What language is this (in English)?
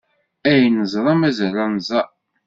Kabyle